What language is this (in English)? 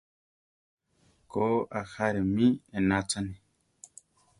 Central Tarahumara